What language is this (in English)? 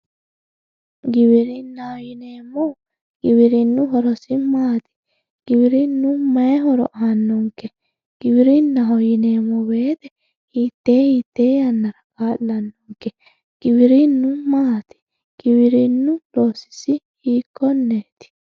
Sidamo